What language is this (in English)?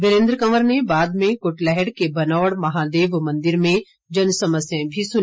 Hindi